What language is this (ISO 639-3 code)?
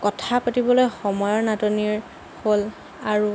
asm